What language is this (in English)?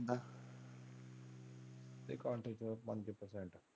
Punjabi